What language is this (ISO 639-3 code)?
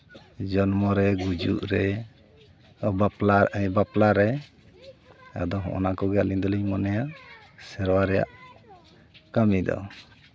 sat